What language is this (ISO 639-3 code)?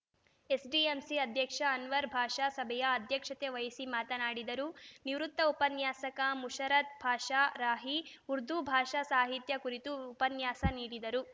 kan